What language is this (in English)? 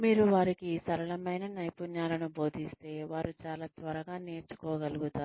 Telugu